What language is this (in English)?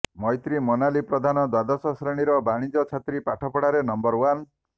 Odia